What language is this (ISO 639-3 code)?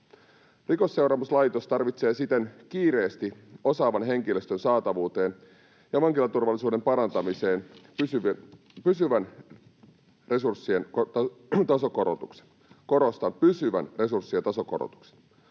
fin